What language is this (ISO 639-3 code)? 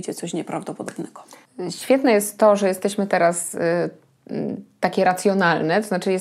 pol